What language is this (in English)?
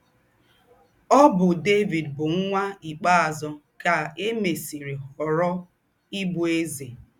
Igbo